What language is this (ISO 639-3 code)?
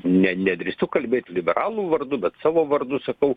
lit